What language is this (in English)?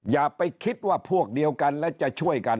Thai